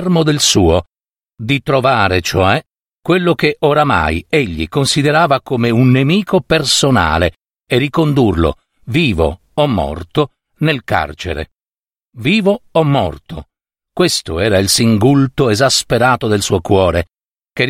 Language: Italian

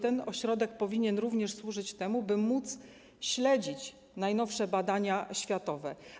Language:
Polish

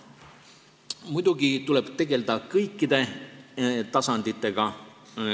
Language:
Estonian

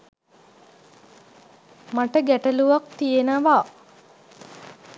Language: Sinhala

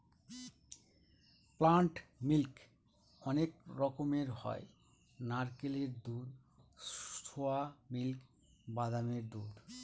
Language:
Bangla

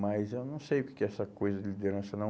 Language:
Portuguese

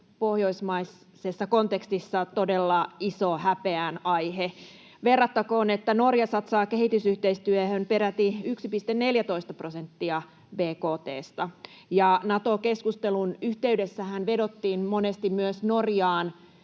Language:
Finnish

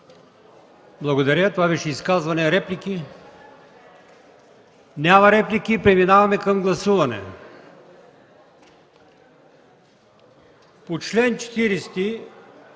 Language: Bulgarian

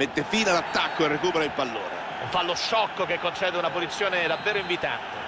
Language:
Italian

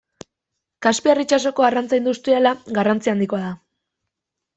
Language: Basque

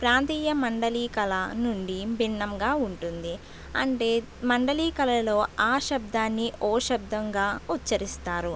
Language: Telugu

